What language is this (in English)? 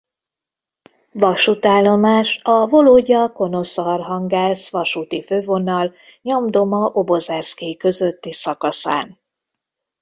Hungarian